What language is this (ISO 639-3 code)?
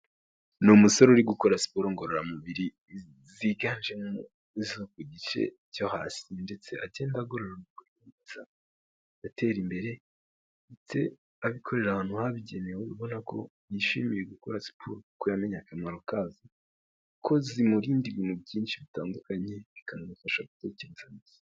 kin